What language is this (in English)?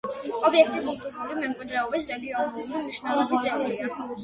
Georgian